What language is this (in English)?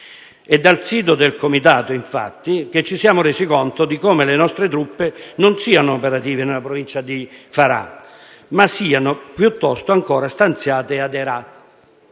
Italian